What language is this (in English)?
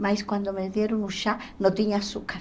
Portuguese